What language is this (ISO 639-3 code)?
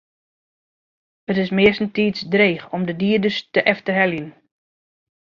fry